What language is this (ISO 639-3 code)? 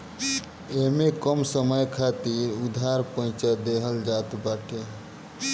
bho